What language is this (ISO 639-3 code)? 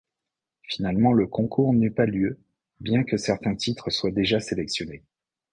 fra